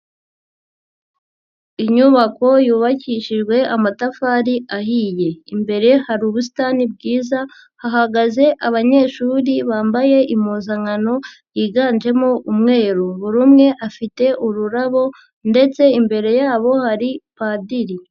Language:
Kinyarwanda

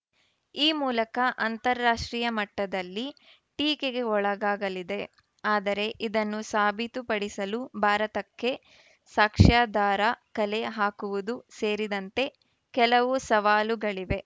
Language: Kannada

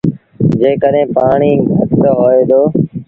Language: Sindhi Bhil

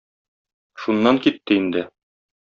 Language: Tatar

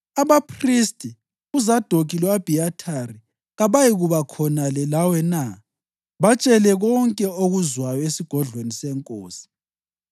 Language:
North Ndebele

